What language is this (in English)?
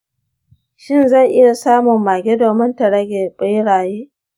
Hausa